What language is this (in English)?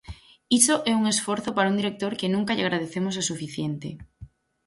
Galician